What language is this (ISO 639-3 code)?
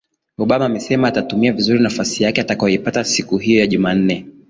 swa